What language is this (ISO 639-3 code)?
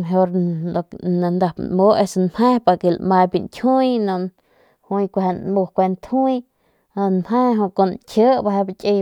pmq